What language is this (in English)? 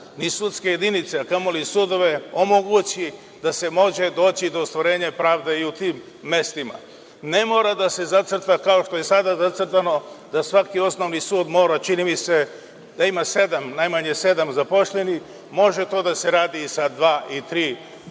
Serbian